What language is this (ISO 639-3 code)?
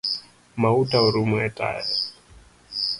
luo